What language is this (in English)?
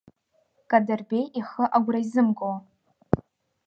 Abkhazian